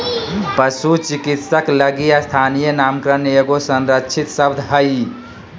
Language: Magahi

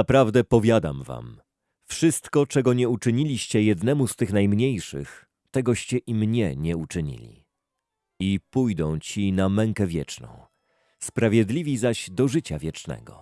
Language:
Polish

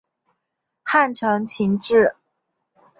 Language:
Chinese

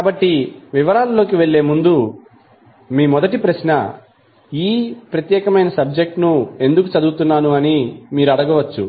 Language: Telugu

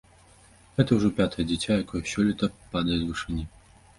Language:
Belarusian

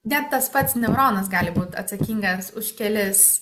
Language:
Lithuanian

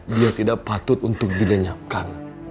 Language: Indonesian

